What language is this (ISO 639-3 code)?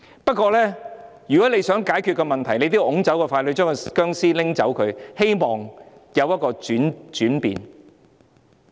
yue